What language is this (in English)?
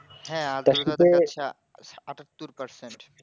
Bangla